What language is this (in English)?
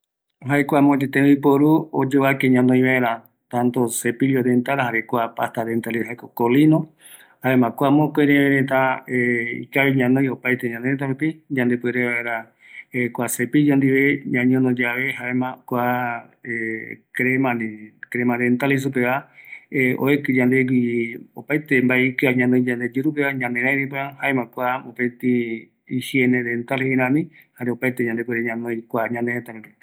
Eastern Bolivian Guaraní